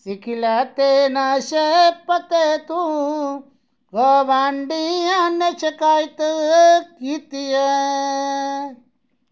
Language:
Dogri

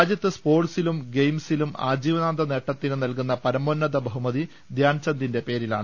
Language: Malayalam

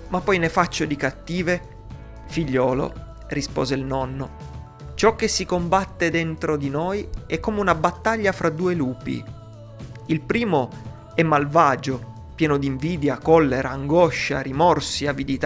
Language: Italian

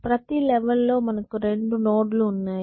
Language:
Telugu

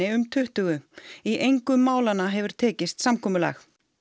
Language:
Icelandic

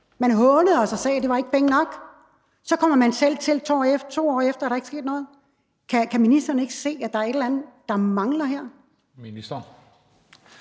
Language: Danish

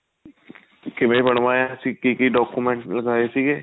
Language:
Punjabi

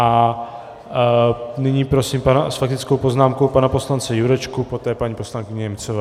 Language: Czech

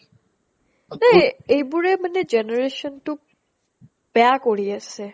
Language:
Assamese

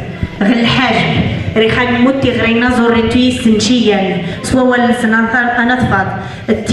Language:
Arabic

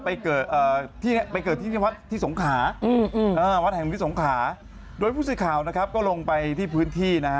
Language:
Thai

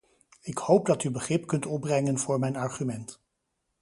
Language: Dutch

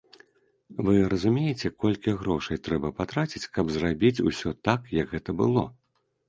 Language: Belarusian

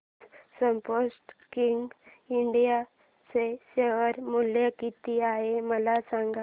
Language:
Marathi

